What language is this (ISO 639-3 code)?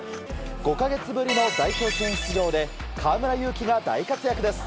jpn